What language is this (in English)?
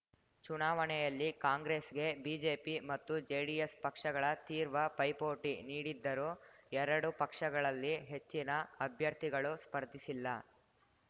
Kannada